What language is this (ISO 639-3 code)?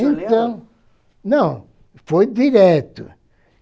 por